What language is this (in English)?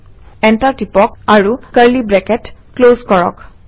Assamese